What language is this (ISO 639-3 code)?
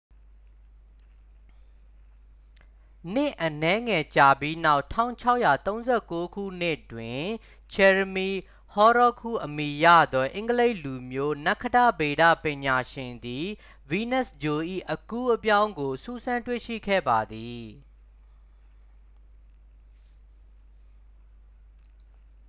mya